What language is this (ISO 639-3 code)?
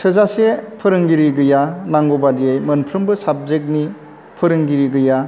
brx